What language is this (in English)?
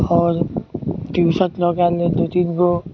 Maithili